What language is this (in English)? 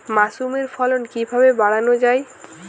Bangla